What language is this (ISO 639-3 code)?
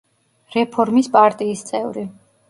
kat